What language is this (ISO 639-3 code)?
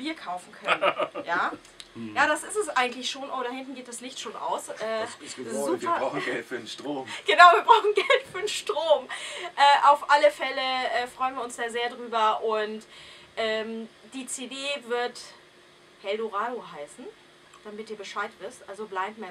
deu